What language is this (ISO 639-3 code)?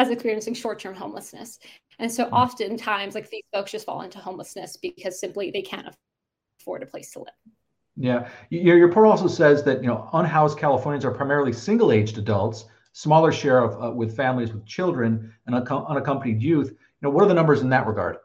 eng